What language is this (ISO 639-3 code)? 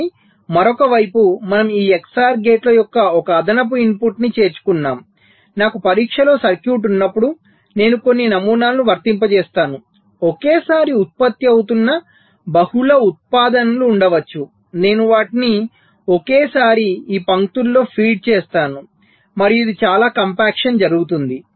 tel